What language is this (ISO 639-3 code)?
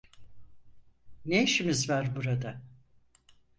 tur